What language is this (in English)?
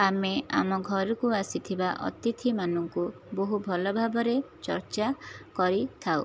Odia